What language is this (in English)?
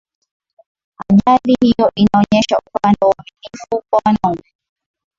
Swahili